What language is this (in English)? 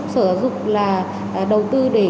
Vietnamese